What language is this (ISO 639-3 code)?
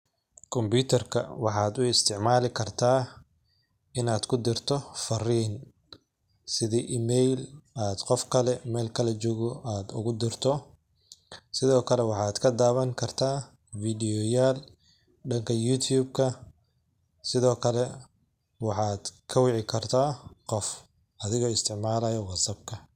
som